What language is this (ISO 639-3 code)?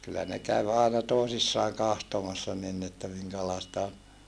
fin